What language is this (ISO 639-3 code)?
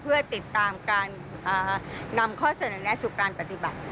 tha